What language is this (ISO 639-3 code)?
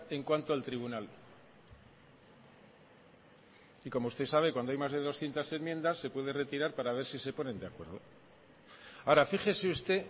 spa